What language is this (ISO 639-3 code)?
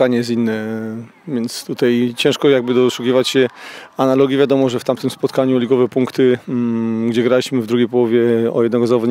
pol